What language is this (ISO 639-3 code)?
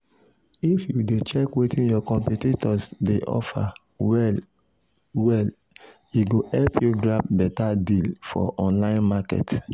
pcm